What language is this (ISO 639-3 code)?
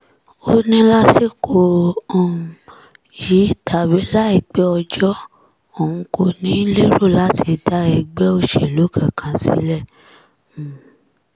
yor